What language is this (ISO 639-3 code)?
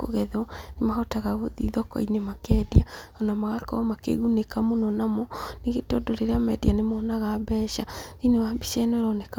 kik